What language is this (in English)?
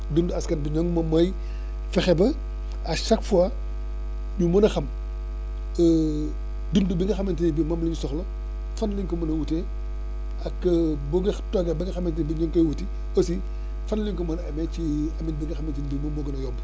Wolof